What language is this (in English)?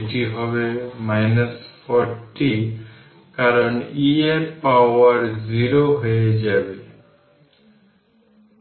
Bangla